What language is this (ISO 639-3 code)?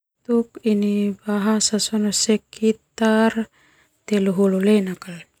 twu